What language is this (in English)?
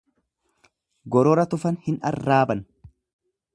Oromo